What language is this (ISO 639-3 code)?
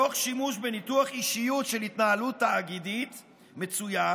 heb